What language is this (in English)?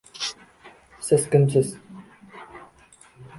Uzbek